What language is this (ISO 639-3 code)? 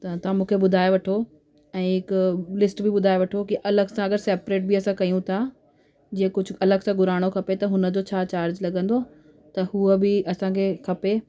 snd